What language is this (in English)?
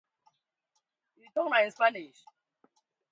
Kom